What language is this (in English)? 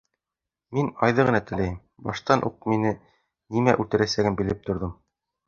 Bashkir